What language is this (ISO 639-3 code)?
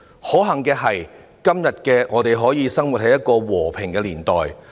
yue